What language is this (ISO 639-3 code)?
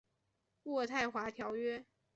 zho